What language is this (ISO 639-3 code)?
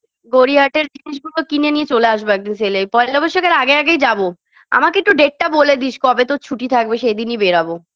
ben